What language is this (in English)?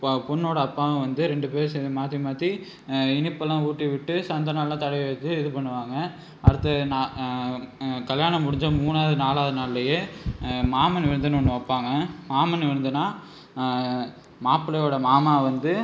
Tamil